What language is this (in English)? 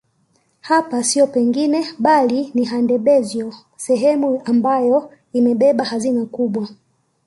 Swahili